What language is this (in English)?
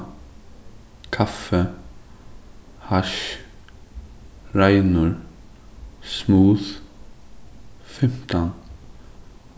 Faroese